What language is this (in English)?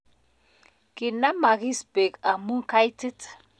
Kalenjin